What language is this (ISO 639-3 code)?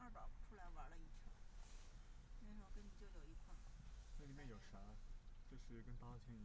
zho